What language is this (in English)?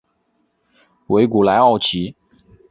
Chinese